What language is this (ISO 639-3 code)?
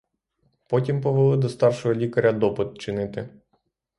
ukr